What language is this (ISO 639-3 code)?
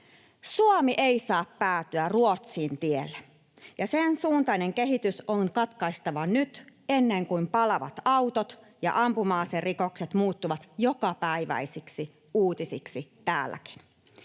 fin